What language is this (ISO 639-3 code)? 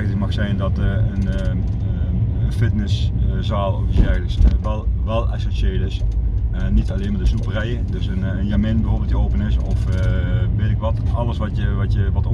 nld